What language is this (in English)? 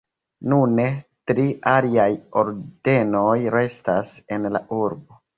Esperanto